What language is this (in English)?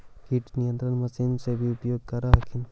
Magahi